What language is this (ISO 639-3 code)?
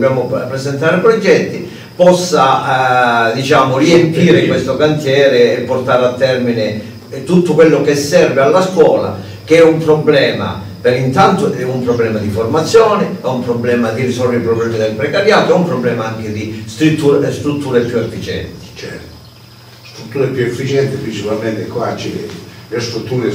ita